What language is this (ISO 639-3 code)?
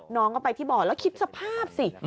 tha